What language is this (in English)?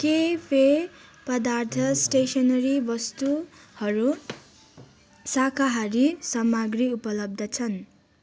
Nepali